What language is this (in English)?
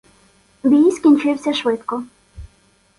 Ukrainian